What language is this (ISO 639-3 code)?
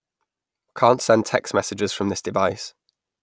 eng